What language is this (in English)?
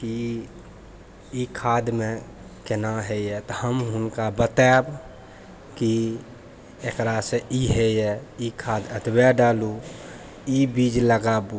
Maithili